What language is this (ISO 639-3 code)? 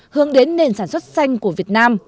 vie